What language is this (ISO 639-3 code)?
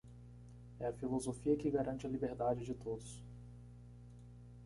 por